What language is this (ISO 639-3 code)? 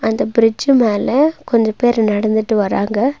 tam